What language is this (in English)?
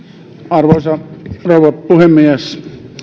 Finnish